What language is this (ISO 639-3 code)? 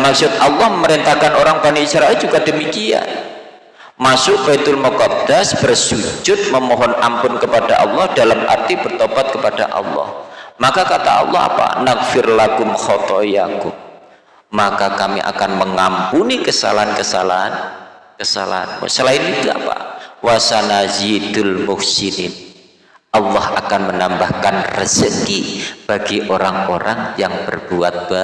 ind